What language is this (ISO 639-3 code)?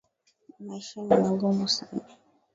swa